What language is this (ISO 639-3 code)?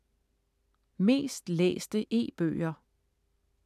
dan